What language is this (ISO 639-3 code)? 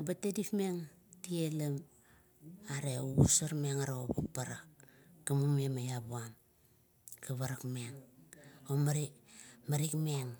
kto